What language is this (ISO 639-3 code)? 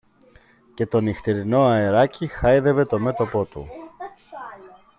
ell